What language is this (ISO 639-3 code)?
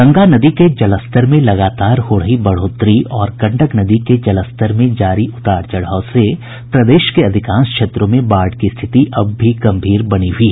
hin